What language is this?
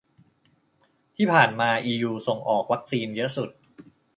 Thai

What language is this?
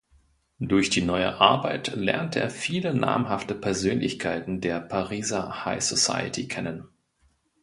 German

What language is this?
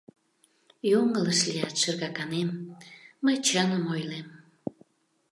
Mari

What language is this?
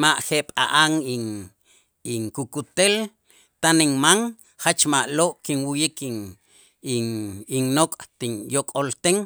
Itzá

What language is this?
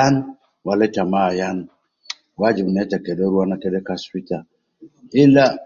Nubi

